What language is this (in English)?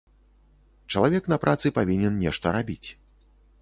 Belarusian